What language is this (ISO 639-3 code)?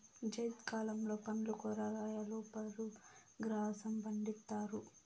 tel